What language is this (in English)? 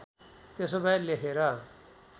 Nepali